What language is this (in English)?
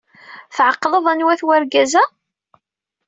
Kabyle